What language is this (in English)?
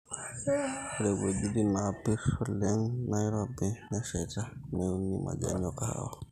Masai